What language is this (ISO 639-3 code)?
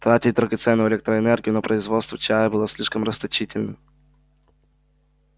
rus